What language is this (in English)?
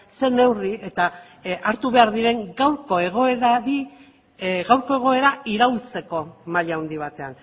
Basque